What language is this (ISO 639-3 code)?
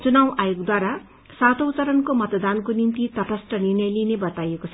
nep